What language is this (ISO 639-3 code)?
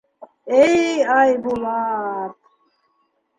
bak